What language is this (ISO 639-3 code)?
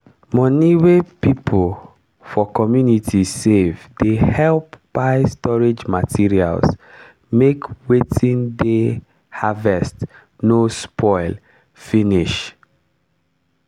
pcm